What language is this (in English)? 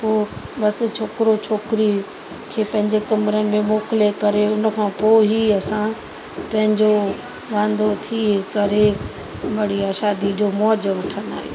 Sindhi